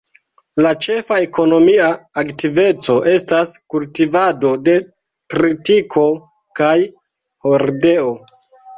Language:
Esperanto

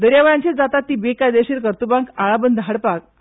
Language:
Konkani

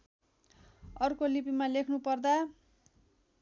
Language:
Nepali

